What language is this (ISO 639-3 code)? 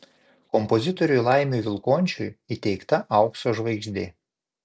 lit